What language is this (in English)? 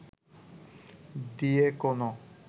Bangla